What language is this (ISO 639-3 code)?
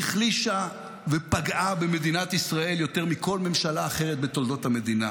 heb